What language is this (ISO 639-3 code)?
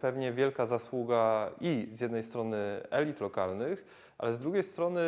pol